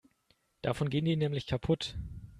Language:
German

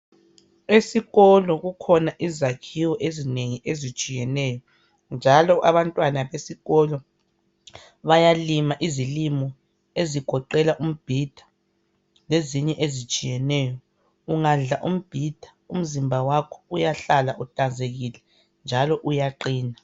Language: North Ndebele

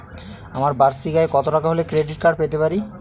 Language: Bangla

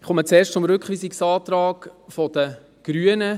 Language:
Swiss German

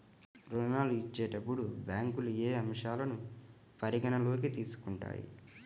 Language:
Telugu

